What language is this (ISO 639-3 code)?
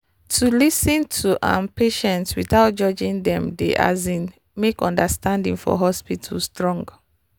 pcm